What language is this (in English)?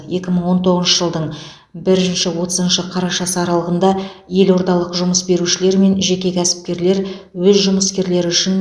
Kazakh